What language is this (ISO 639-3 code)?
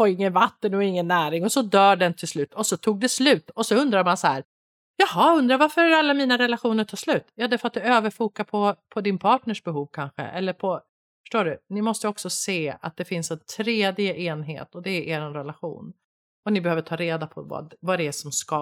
swe